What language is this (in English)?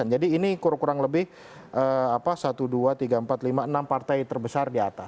Indonesian